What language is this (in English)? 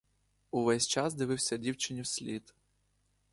Ukrainian